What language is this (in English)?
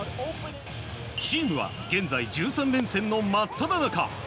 Japanese